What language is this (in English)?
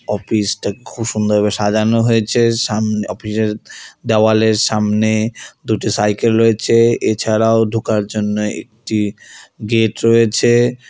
Bangla